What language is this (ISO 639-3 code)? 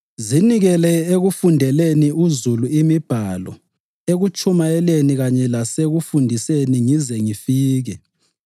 nde